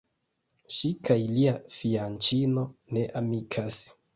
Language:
Esperanto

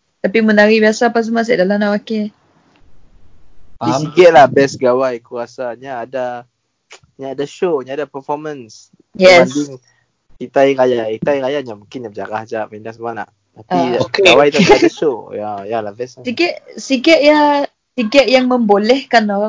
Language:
Malay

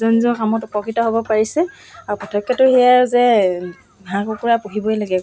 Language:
Assamese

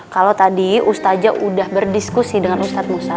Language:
Indonesian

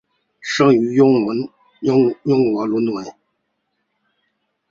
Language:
Chinese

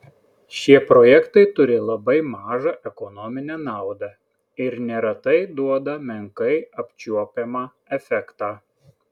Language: Lithuanian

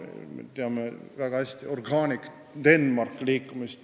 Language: Estonian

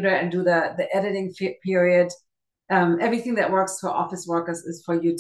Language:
English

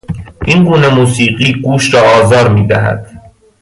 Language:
Persian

